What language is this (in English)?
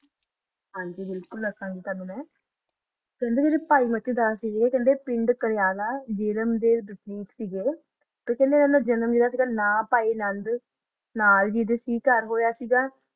Punjabi